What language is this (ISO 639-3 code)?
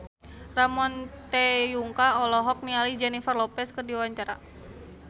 sun